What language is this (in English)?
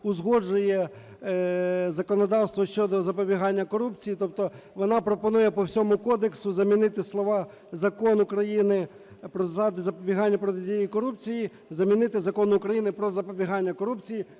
Ukrainian